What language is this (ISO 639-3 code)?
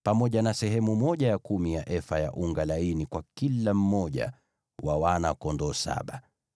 swa